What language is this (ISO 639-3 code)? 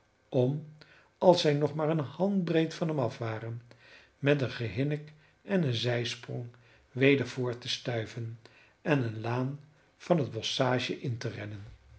nld